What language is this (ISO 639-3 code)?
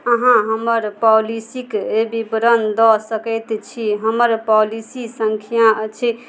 mai